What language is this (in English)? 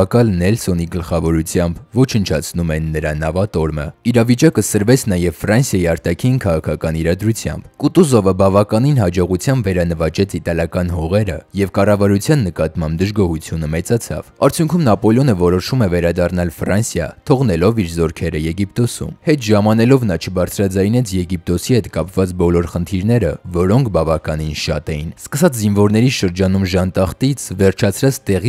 Romanian